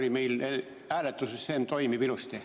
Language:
Estonian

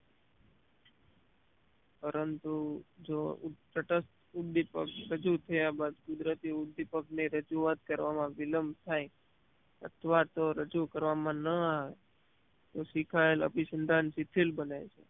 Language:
Gujarati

